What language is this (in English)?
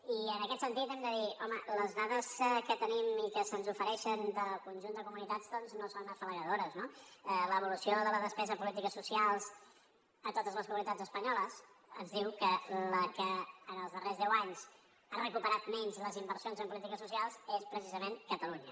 Catalan